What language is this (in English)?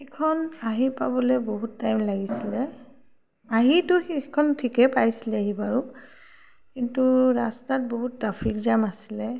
Assamese